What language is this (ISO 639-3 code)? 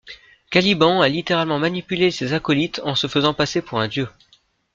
fra